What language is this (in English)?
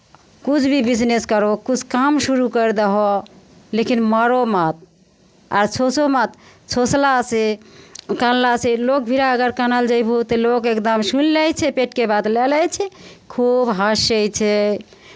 Maithili